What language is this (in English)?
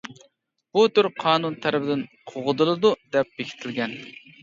Uyghur